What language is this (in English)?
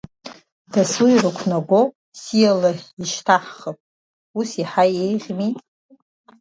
Abkhazian